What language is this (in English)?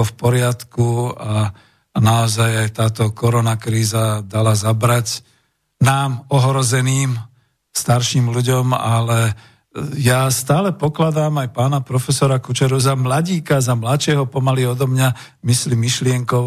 Slovak